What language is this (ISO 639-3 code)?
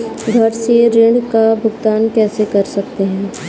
hin